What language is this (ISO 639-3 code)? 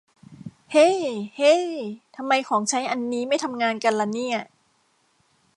tha